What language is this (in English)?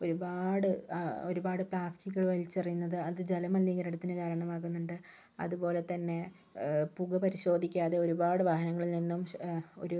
Malayalam